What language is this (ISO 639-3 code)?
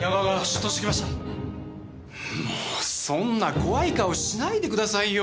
jpn